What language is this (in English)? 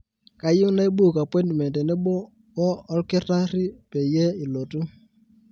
Masai